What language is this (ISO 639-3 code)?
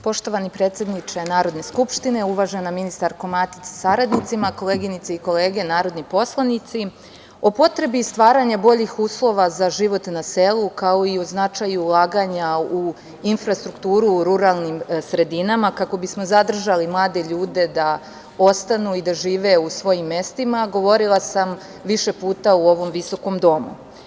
srp